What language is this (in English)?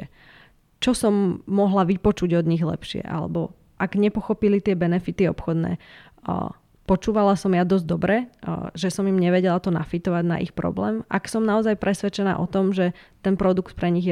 Slovak